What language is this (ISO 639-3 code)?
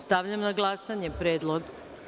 srp